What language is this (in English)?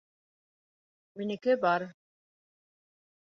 Bashkir